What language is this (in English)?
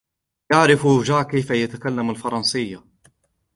Arabic